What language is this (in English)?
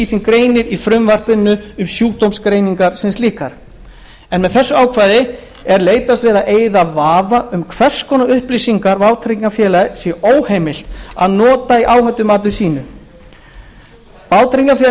Icelandic